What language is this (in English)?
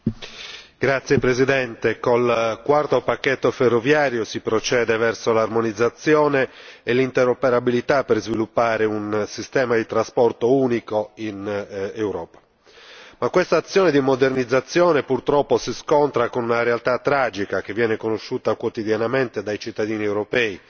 Italian